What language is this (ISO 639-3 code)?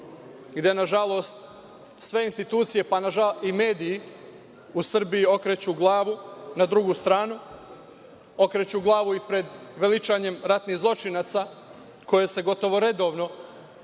srp